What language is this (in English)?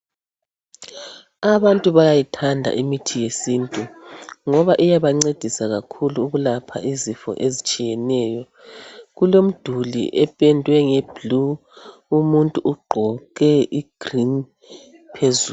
North Ndebele